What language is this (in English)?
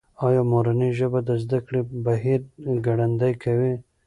Pashto